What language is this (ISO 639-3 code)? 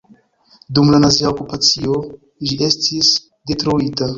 epo